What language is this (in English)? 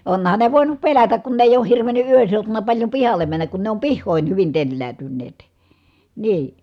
Finnish